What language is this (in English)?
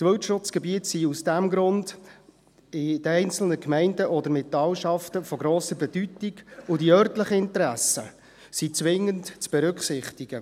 Swiss German